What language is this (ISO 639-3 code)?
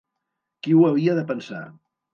cat